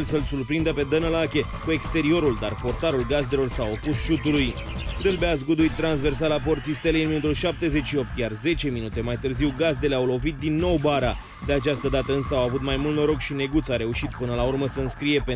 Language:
Romanian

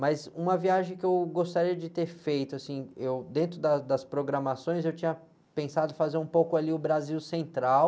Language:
Portuguese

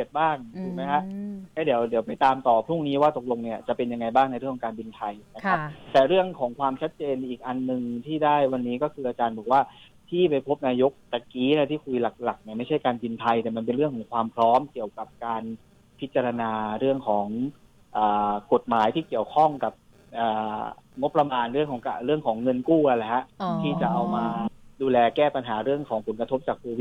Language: Thai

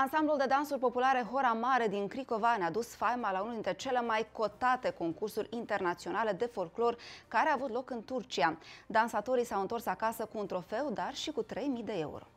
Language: Romanian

